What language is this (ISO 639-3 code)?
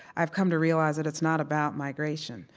eng